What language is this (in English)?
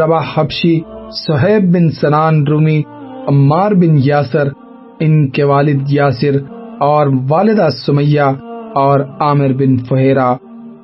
Urdu